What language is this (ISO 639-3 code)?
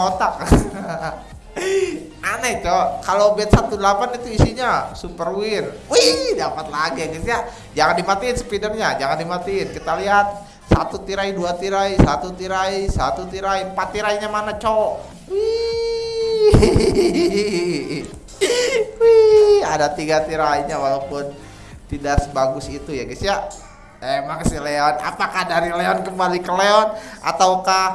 ind